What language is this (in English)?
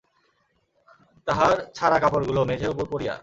Bangla